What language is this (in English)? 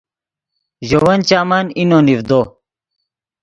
Yidgha